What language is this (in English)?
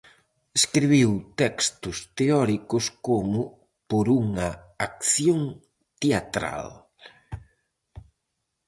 Galician